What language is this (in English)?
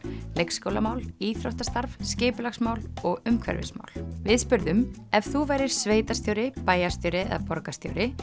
Icelandic